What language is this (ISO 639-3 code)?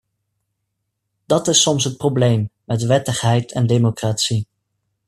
nld